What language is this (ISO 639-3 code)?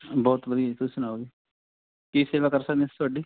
pan